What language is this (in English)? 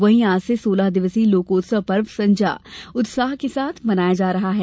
Hindi